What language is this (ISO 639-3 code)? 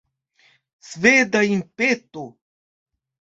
epo